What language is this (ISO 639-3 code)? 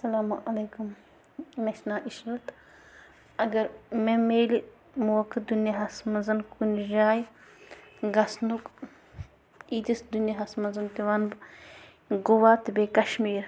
kas